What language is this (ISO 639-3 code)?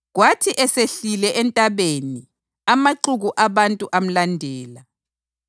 nde